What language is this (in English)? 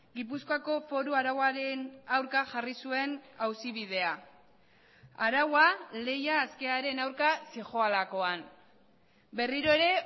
Basque